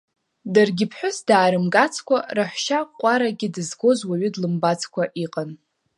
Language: Abkhazian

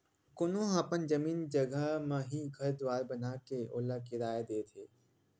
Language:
Chhattisgarhi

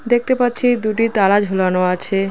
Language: Bangla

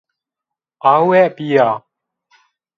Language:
Zaza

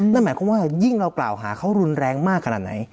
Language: Thai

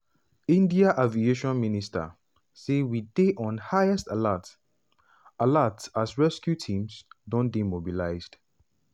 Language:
Nigerian Pidgin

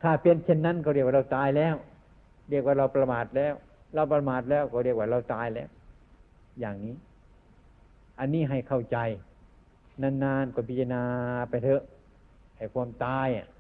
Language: Thai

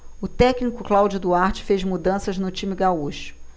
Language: Portuguese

